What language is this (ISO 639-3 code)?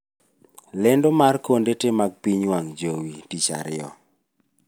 luo